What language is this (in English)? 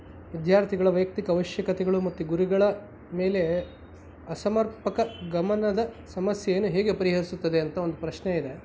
Kannada